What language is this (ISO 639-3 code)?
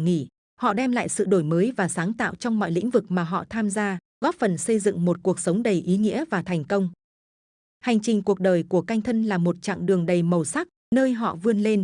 vie